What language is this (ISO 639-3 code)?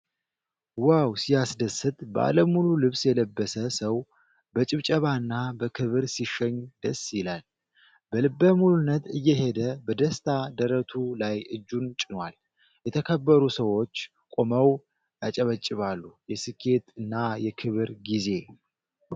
amh